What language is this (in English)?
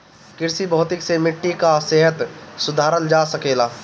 Bhojpuri